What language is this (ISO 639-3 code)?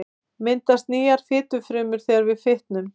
isl